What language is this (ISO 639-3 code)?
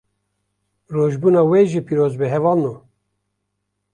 kur